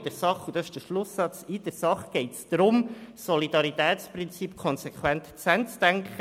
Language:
Swiss German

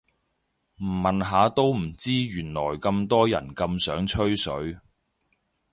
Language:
Cantonese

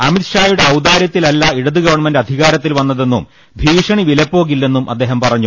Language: Malayalam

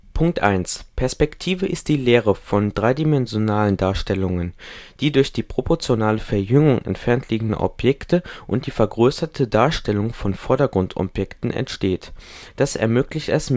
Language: German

